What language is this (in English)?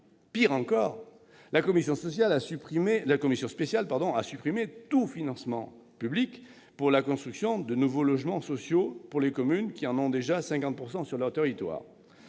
French